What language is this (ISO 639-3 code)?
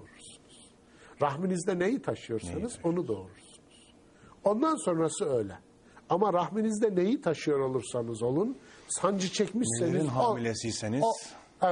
tur